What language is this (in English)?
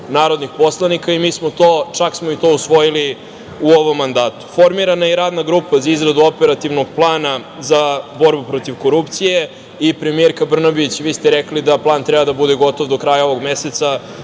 Serbian